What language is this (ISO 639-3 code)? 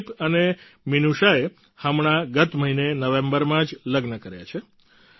guj